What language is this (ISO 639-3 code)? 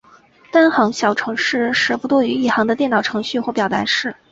zho